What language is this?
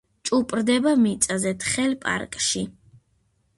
Georgian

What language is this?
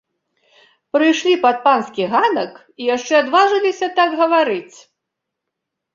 Belarusian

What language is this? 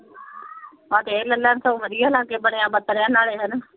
Punjabi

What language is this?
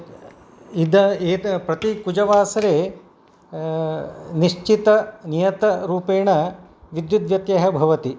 Sanskrit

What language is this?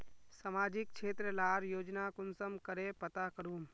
Magahi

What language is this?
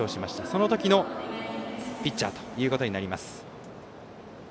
Japanese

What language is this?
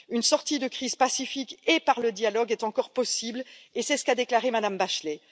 French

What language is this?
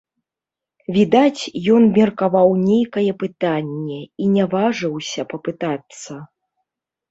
Belarusian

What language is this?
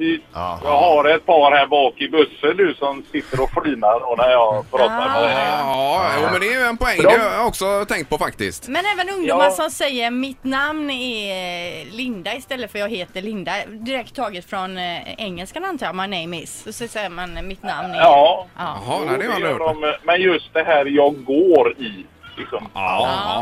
Swedish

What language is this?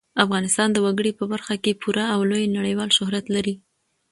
Pashto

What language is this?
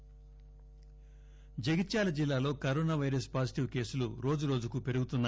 Telugu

